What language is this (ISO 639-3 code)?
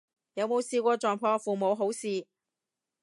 yue